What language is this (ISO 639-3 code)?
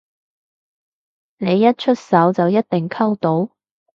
yue